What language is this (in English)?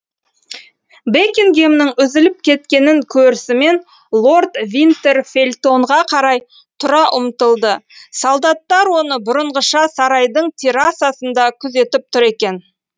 Kazakh